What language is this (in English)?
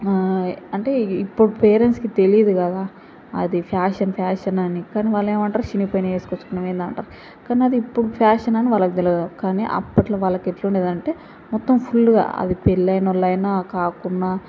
Telugu